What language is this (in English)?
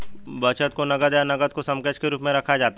Hindi